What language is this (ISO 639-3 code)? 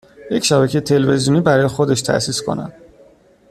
fas